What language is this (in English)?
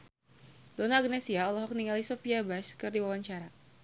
Sundanese